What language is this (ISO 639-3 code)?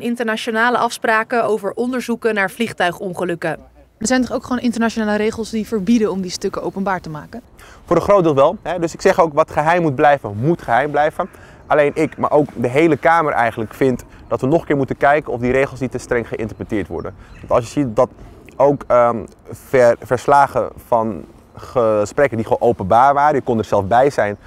nld